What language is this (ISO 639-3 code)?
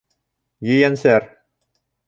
bak